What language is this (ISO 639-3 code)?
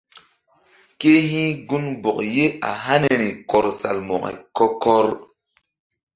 mdd